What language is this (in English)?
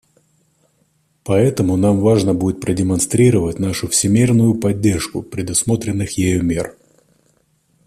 Russian